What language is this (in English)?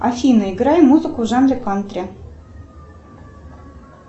Russian